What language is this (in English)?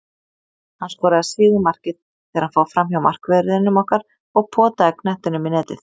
Icelandic